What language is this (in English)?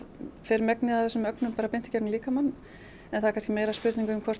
Icelandic